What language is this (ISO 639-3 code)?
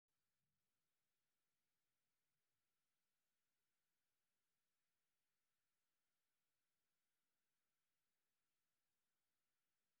som